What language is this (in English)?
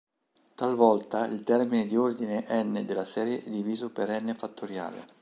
Italian